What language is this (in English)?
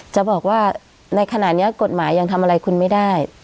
Thai